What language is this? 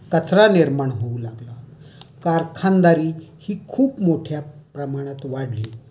Marathi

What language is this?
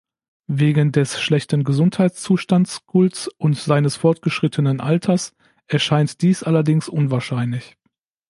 German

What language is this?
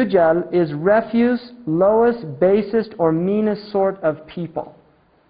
Turkish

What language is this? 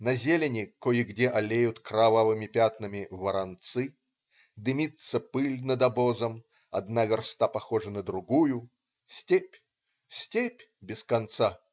Russian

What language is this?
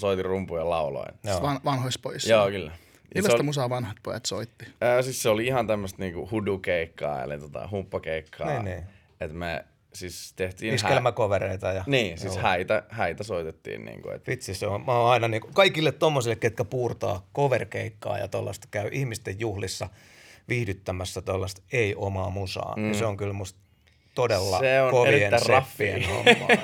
Finnish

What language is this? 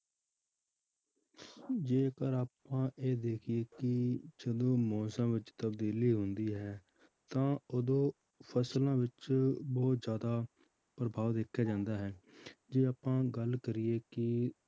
Punjabi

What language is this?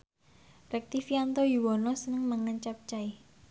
Javanese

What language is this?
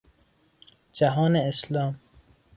Persian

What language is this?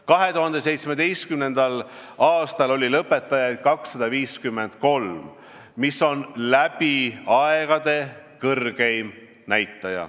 Estonian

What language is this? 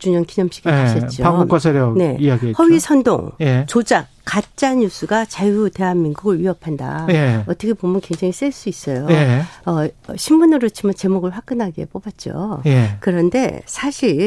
Korean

